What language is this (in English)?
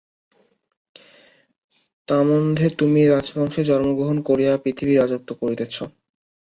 Bangla